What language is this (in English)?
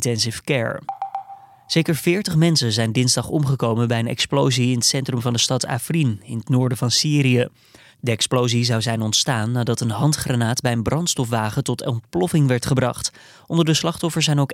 Dutch